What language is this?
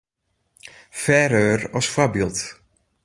Western Frisian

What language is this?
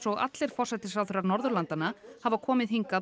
Icelandic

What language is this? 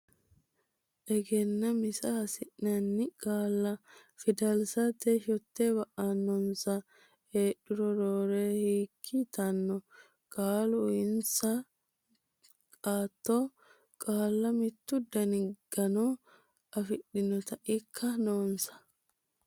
Sidamo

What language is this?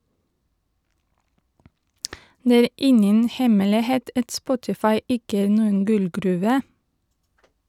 Norwegian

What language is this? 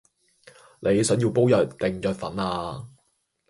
Cantonese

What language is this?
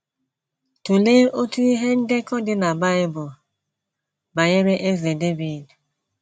Igbo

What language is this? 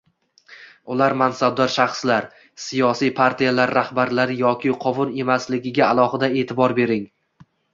Uzbek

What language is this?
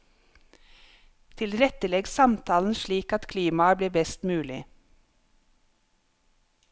Norwegian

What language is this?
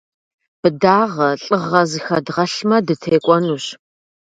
Kabardian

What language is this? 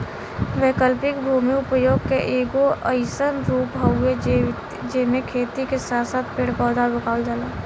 Bhojpuri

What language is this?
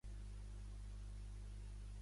Catalan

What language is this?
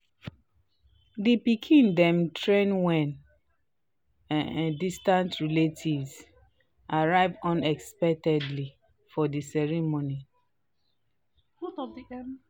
Nigerian Pidgin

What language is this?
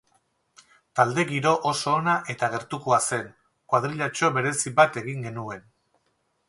Basque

